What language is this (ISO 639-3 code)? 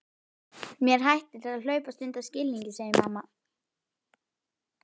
isl